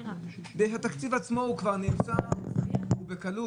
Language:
Hebrew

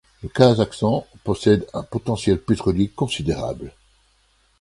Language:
French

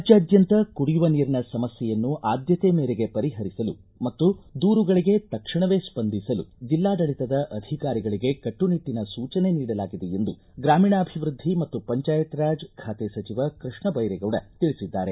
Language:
Kannada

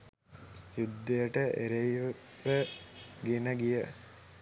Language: Sinhala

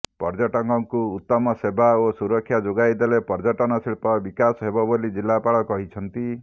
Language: Odia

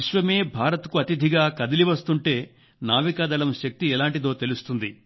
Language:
Telugu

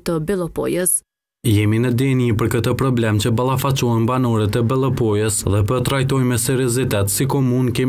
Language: Romanian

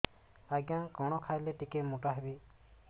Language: Odia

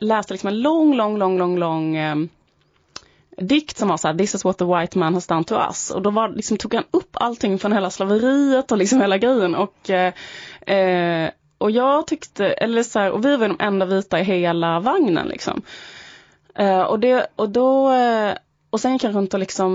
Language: Swedish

